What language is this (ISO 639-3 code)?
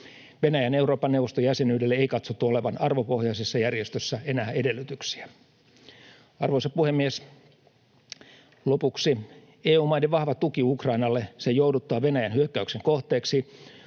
fin